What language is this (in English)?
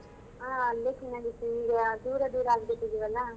Kannada